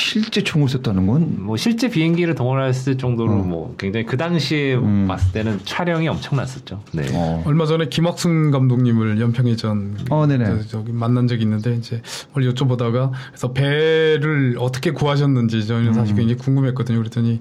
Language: Korean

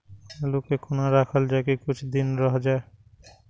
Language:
Maithili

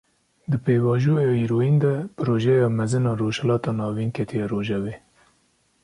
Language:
Kurdish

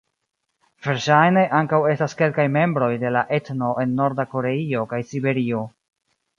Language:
Esperanto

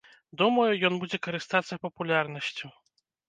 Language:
Belarusian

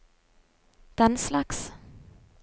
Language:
Norwegian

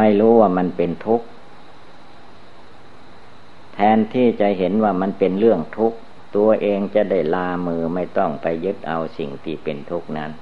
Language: Thai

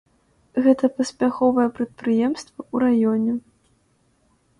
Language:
Belarusian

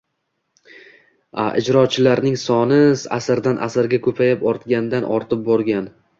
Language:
Uzbek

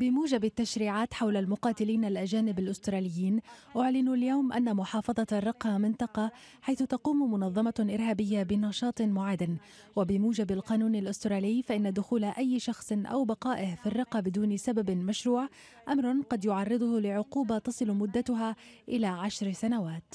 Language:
Arabic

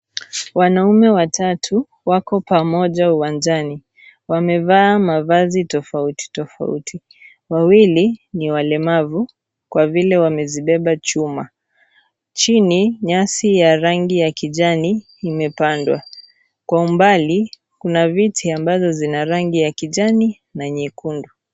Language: Swahili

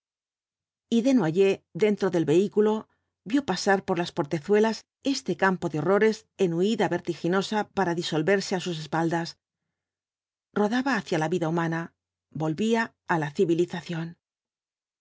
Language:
Spanish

